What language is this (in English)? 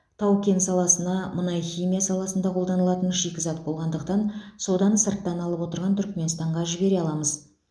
Kazakh